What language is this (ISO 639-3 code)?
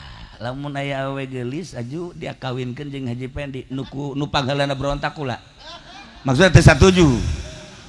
ind